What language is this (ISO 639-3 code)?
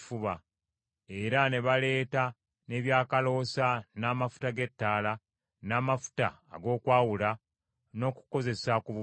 lug